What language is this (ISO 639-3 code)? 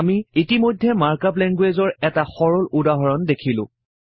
asm